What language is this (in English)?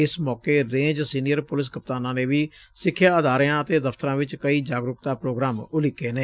Punjabi